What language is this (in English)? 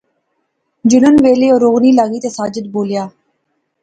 Pahari-Potwari